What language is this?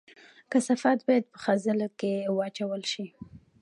Pashto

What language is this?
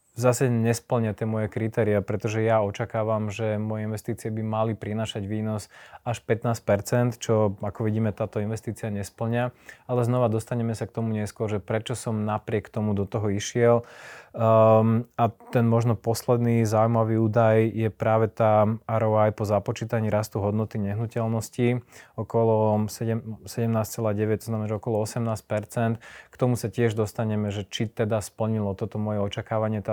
Slovak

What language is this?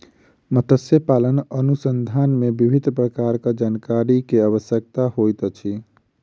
Maithili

